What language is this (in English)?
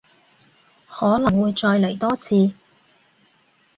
Cantonese